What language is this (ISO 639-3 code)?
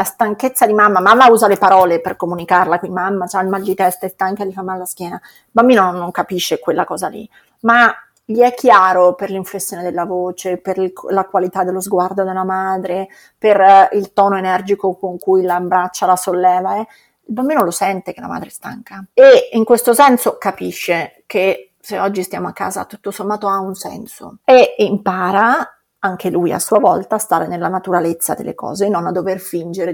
ita